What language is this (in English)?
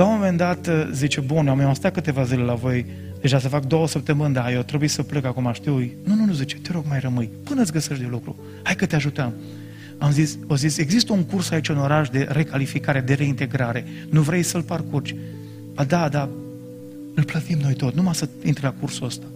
Romanian